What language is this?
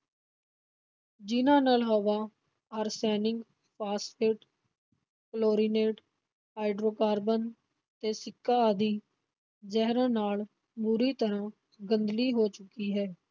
Punjabi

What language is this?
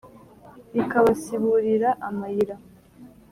Kinyarwanda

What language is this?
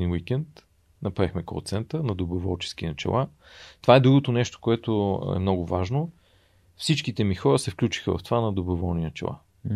Bulgarian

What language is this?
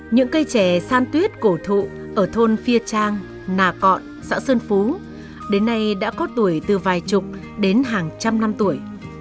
Vietnamese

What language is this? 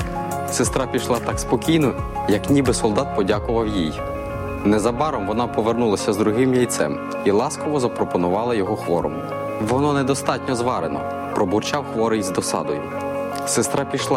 Ukrainian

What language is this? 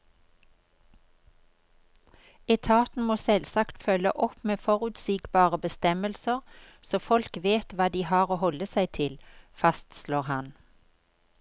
Norwegian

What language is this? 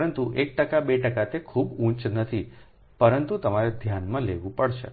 Gujarati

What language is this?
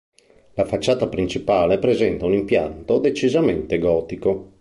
Italian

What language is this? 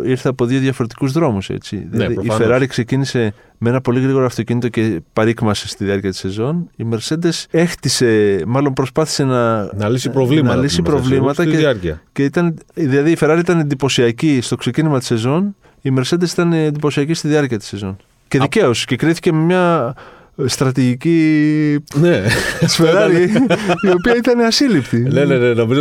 Greek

